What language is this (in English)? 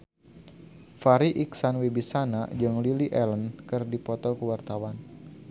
Sundanese